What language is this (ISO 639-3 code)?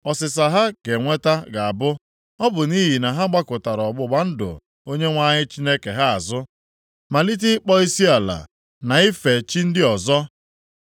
ibo